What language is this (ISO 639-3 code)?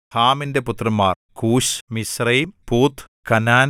mal